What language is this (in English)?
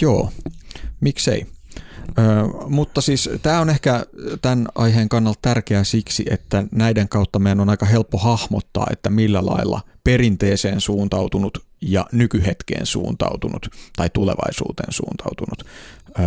Finnish